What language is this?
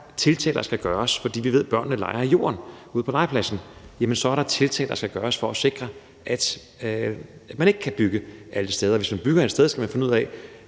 Danish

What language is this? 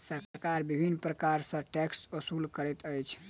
Maithili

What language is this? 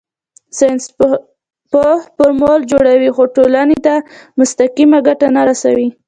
Pashto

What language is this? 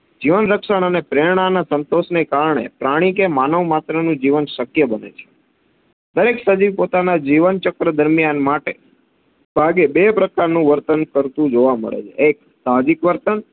Gujarati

